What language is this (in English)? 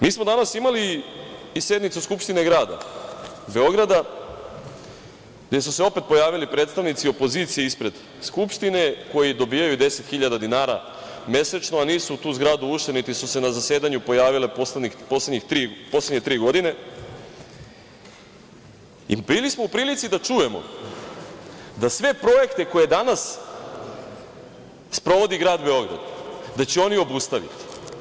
Serbian